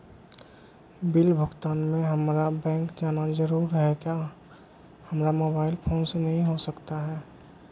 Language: Magahi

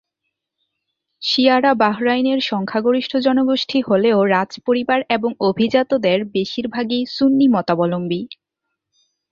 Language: Bangla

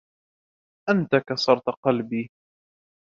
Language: Arabic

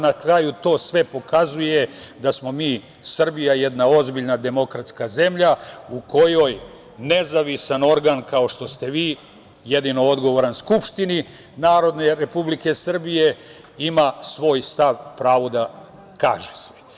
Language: Serbian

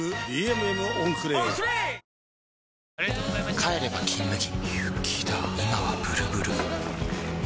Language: Japanese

